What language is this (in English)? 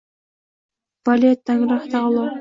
Uzbek